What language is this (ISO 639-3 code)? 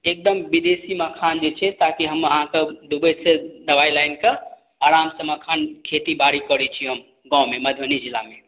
mai